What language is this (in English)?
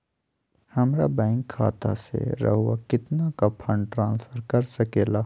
Magahi